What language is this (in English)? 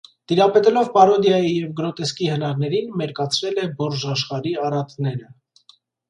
Armenian